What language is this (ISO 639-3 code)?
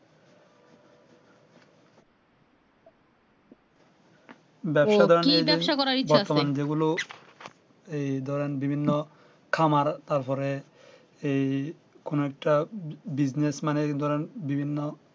ben